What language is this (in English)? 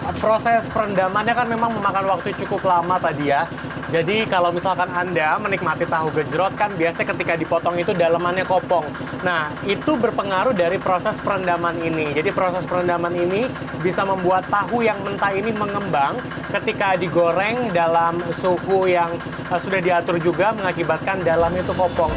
Indonesian